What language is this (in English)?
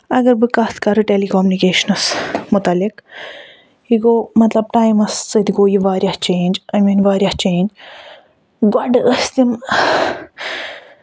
Kashmiri